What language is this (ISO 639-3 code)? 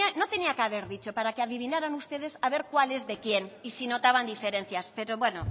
spa